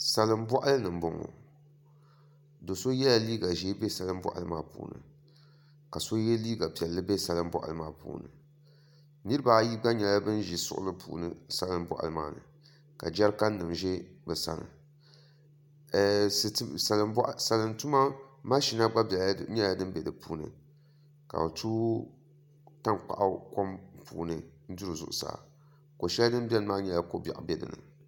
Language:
Dagbani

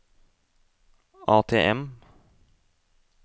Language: Norwegian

